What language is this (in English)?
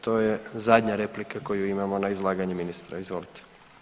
Croatian